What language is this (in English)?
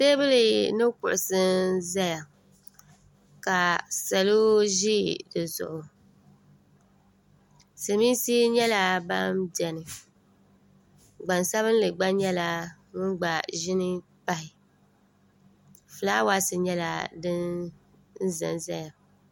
Dagbani